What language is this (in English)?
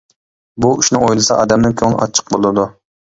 Uyghur